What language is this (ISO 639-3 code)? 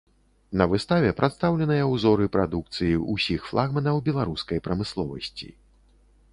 bel